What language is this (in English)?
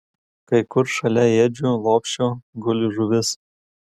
Lithuanian